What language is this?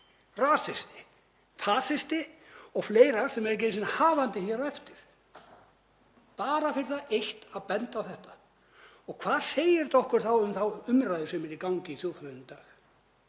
Icelandic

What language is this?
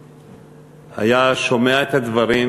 Hebrew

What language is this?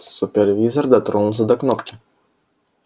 Russian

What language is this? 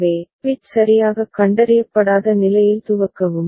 Tamil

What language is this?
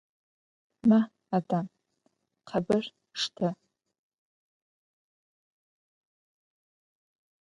Adyghe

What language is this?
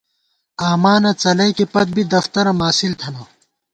Gawar-Bati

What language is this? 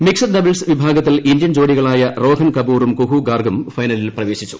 Malayalam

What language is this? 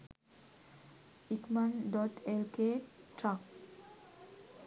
Sinhala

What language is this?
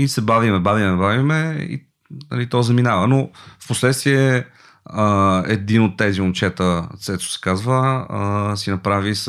Bulgarian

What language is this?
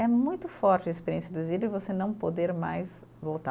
Portuguese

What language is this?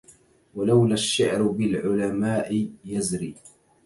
Arabic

